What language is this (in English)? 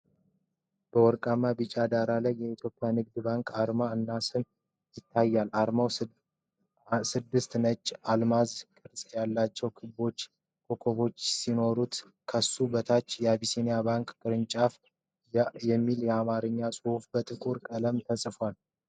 Amharic